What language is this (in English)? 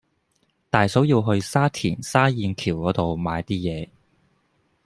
Cantonese